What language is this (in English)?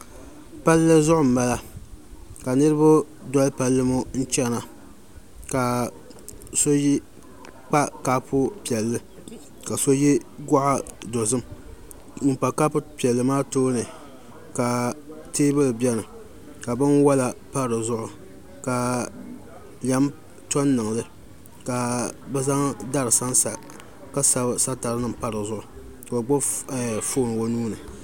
Dagbani